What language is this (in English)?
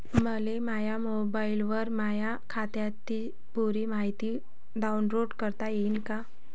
Marathi